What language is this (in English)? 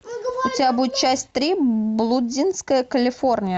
Russian